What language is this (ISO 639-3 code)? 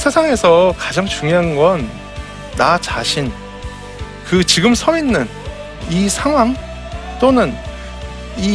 kor